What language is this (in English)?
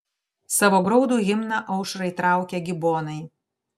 Lithuanian